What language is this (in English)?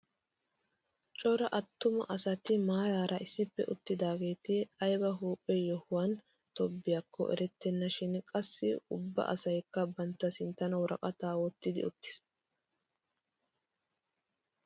Wolaytta